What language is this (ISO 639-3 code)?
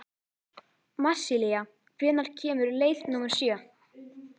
isl